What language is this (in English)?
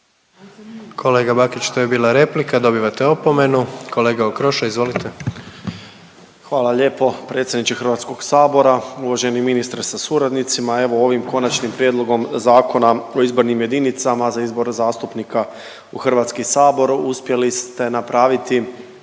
Croatian